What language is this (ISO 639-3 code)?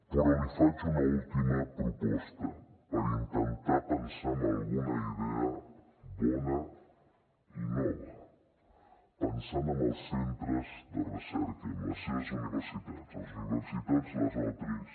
cat